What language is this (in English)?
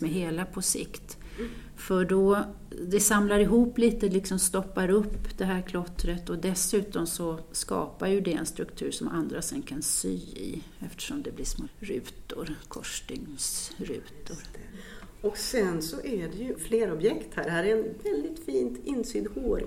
Swedish